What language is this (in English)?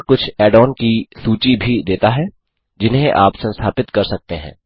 Hindi